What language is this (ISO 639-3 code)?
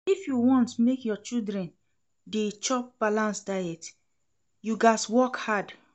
pcm